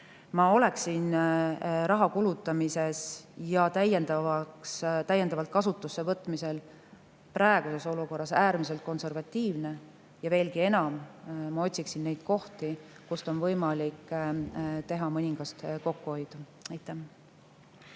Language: Estonian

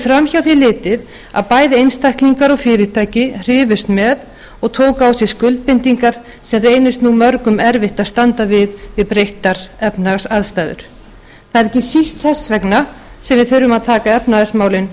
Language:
Icelandic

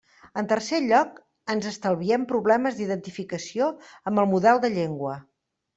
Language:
Catalan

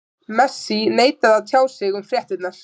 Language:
Icelandic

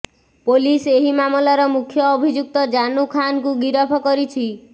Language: Odia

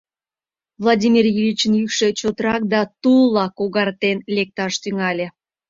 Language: Mari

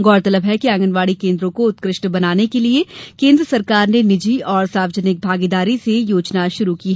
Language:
Hindi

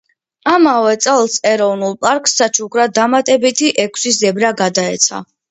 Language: Georgian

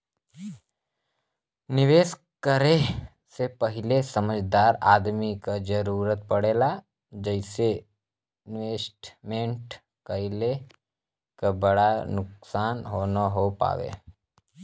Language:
Bhojpuri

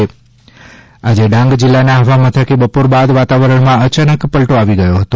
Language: Gujarati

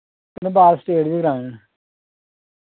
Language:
Dogri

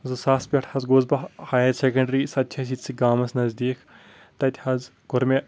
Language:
Kashmiri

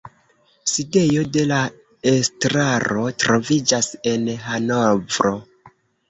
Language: Esperanto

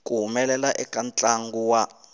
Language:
Tsonga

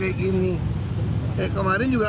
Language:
Indonesian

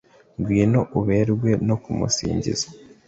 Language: Kinyarwanda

